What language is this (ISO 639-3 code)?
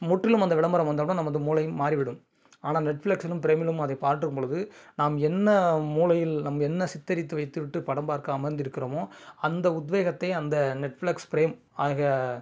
tam